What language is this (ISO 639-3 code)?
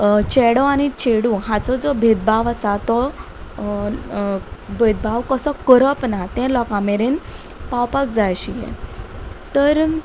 kok